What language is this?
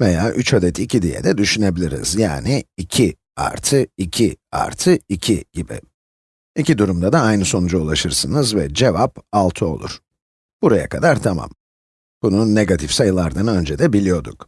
Turkish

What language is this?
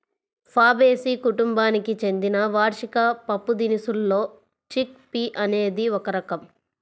Telugu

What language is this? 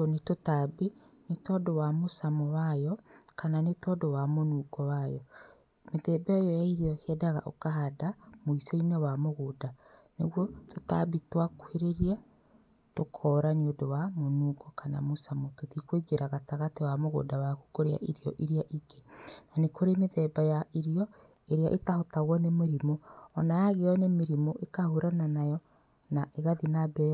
Kikuyu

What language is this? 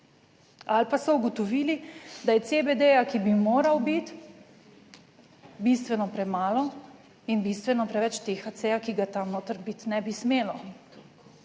Slovenian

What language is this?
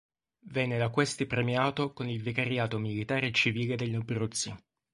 Italian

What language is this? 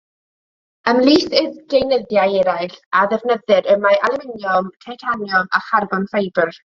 Welsh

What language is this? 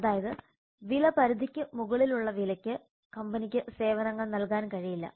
Malayalam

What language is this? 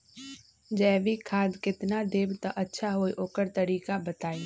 Magahi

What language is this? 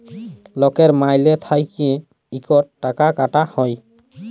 Bangla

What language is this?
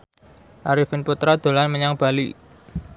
Javanese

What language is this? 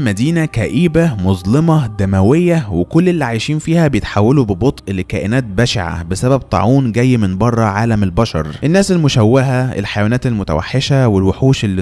Arabic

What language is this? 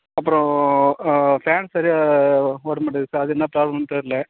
Tamil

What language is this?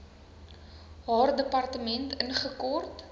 Afrikaans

